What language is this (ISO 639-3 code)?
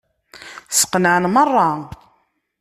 kab